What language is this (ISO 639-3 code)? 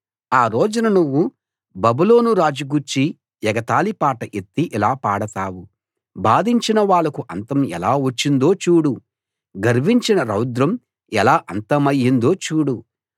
tel